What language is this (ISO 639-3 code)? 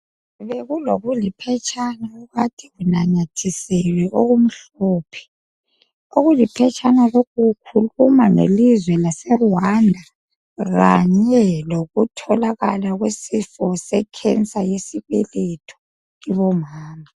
nde